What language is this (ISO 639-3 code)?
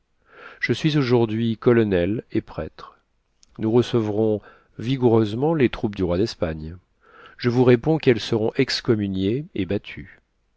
fra